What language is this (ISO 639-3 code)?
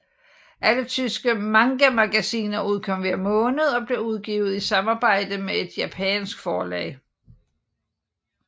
dan